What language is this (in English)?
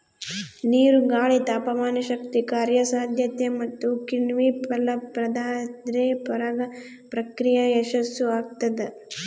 Kannada